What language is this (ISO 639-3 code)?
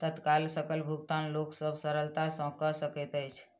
mai